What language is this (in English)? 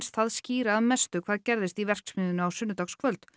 Icelandic